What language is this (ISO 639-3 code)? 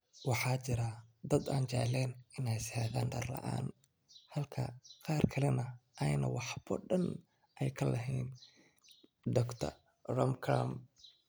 som